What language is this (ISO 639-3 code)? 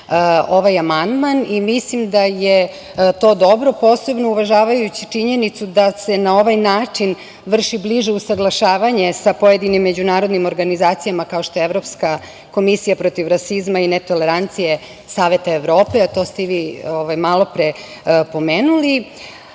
srp